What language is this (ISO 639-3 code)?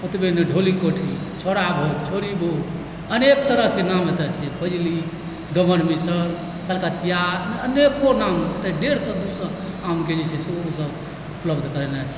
mai